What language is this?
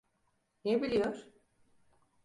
Turkish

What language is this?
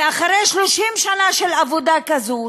Hebrew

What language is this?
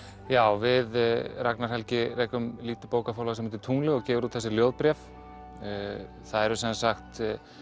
Icelandic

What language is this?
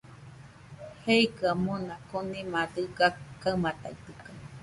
Nüpode Huitoto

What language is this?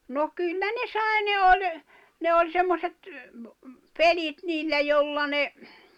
Finnish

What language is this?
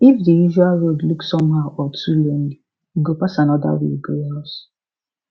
Nigerian Pidgin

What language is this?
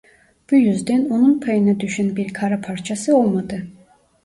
Turkish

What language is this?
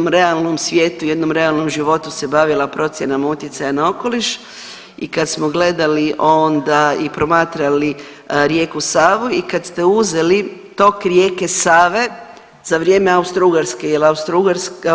Croatian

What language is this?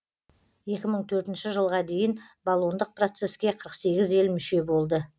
Kazakh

